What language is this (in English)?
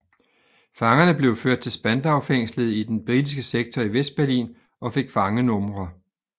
Danish